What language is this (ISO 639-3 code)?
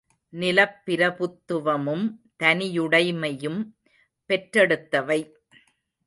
tam